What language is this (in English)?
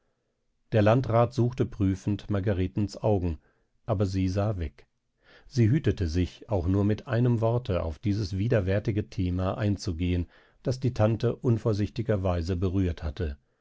German